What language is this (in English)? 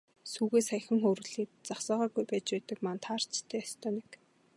Mongolian